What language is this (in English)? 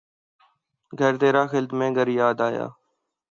Urdu